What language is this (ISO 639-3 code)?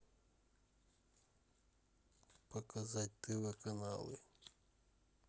rus